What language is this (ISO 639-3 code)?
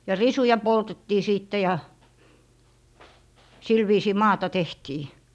fin